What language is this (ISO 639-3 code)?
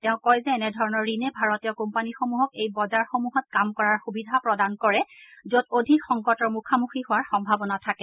asm